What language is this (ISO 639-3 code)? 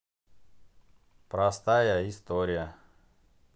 rus